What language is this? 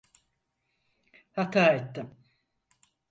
Turkish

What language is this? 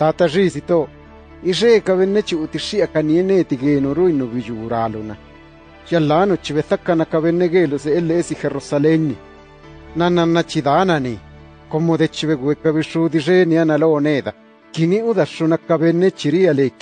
French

